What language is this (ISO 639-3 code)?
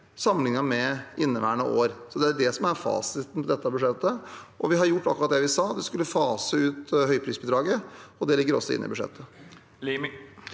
nor